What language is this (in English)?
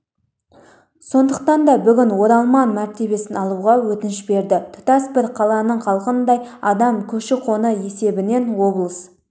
Kazakh